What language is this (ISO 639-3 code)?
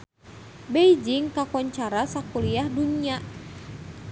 sun